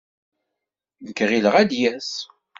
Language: Kabyle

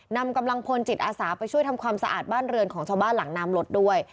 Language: Thai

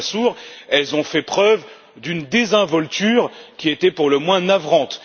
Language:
French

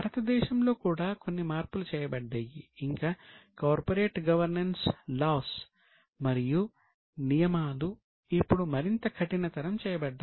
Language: Telugu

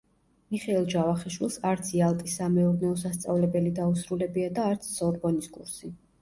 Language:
Georgian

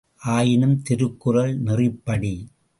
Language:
Tamil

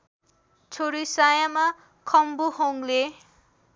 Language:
Nepali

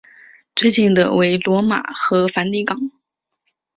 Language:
Chinese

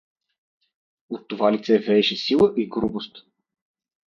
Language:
Bulgarian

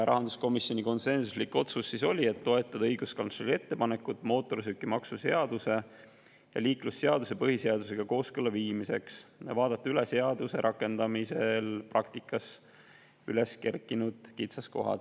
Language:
Estonian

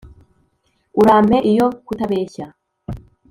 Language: Kinyarwanda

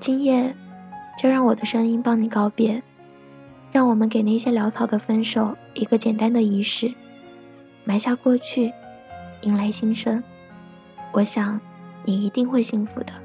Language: Chinese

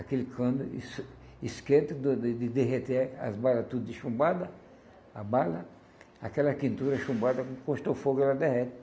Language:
Portuguese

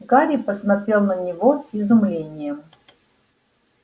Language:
Russian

